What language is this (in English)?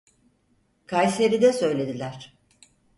Turkish